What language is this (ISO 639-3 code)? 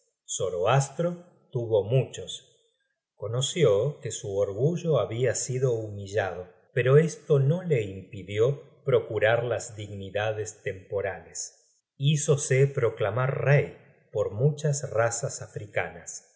spa